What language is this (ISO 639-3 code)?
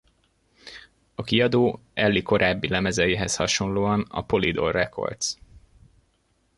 hun